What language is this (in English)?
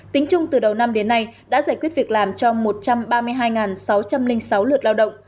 Vietnamese